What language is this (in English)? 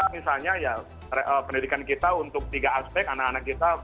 Indonesian